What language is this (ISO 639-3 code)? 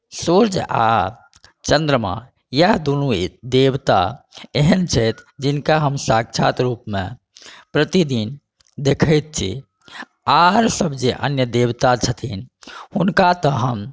mai